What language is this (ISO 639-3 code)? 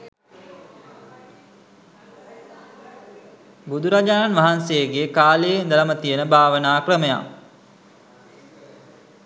sin